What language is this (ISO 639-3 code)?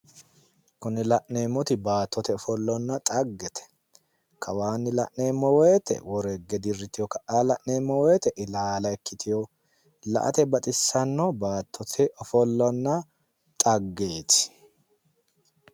sid